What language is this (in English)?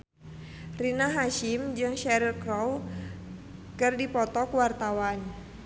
Sundanese